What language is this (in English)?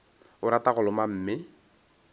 Northern Sotho